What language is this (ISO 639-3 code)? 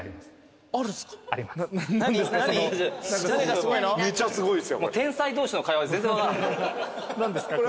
jpn